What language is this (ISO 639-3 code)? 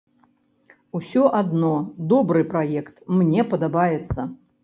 bel